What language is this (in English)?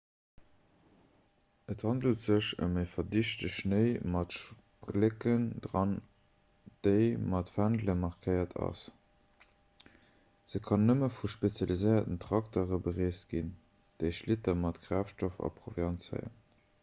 Luxembourgish